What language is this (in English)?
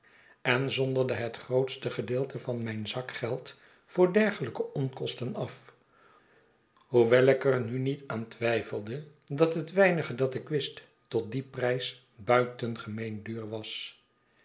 Dutch